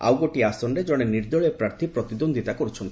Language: Odia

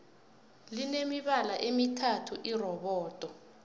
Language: South Ndebele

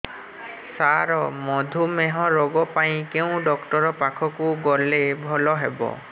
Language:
Odia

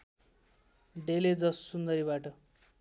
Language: Nepali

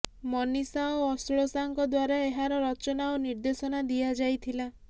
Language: Odia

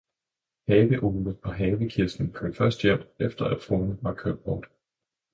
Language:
Danish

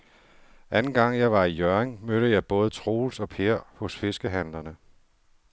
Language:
Danish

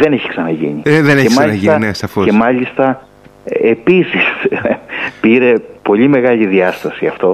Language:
Greek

